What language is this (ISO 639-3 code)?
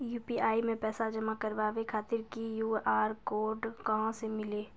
mai